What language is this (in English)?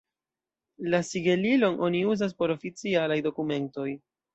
Esperanto